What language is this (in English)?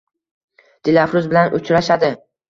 Uzbek